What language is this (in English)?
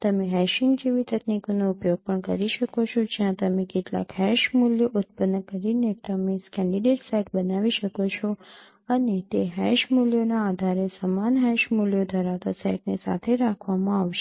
Gujarati